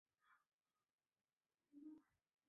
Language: Chinese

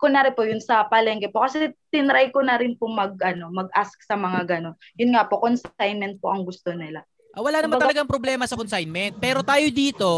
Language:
Filipino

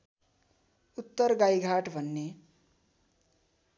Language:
Nepali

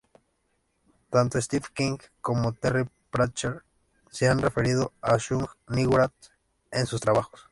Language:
Spanish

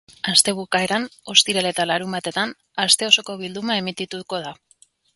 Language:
Basque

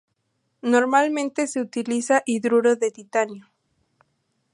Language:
Spanish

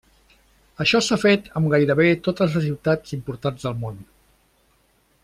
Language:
Catalan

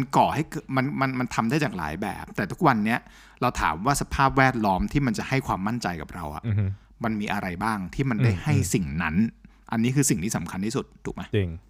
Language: Thai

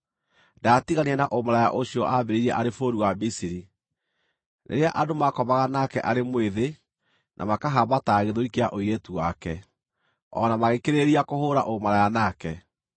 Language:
Kikuyu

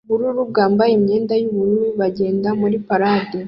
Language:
Kinyarwanda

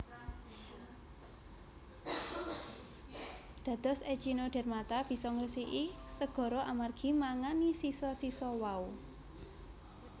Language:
Javanese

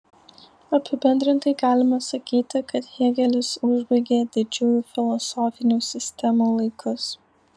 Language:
Lithuanian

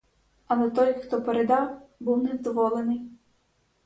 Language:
Ukrainian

